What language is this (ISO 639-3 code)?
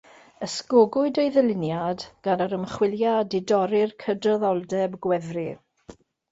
cym